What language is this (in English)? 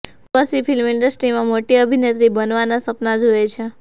Gujarati